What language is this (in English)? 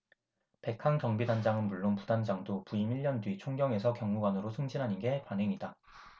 Korean